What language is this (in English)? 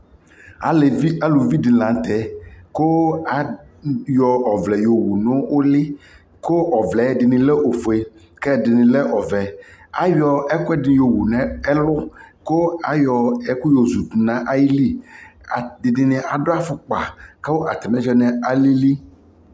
Ikposo